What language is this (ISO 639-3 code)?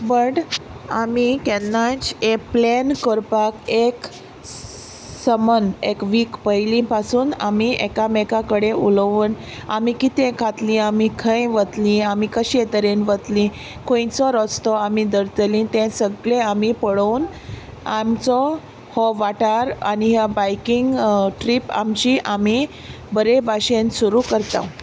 kok